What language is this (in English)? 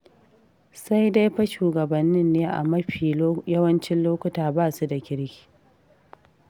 Hausa